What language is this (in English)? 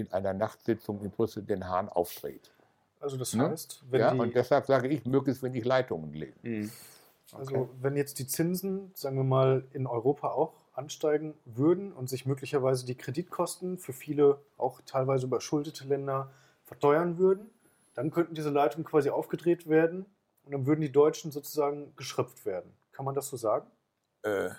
German